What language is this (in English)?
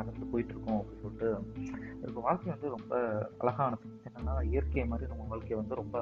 Tamil